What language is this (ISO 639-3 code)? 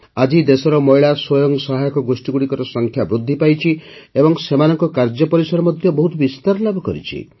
ori